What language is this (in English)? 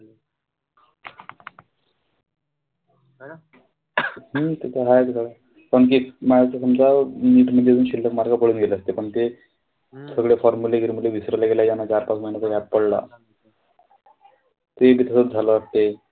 Marathi